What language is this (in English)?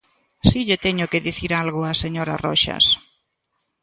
Galician